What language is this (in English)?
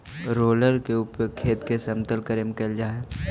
Magahi